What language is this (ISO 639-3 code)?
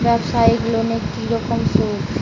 ben